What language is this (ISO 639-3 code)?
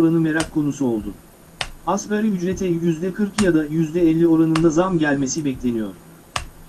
tur